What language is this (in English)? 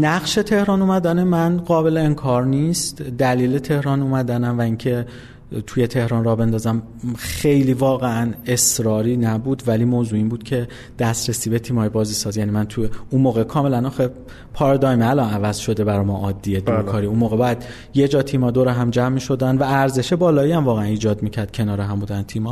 Persian